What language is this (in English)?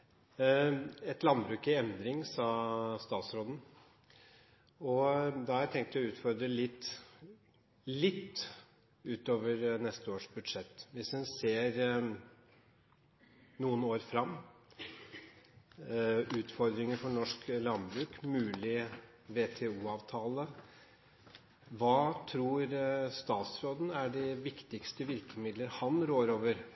Norwegian